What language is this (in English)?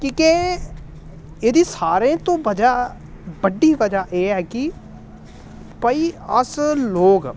Dogri